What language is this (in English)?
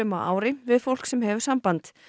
Icelandic